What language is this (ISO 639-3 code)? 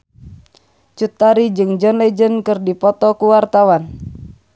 sun